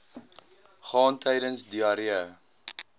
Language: Afrikaans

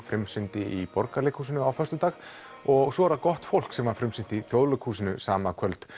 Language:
Icelandic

